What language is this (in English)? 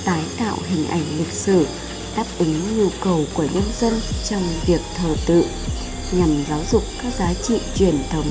Vietnamese